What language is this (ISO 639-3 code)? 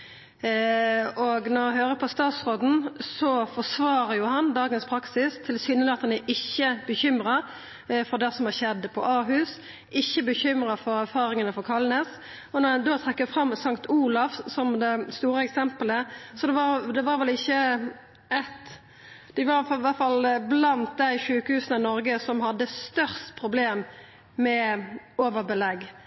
nno